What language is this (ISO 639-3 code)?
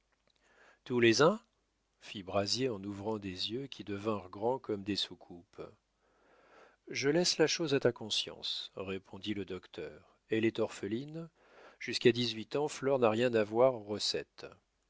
fra